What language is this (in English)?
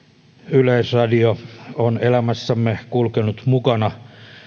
Finnish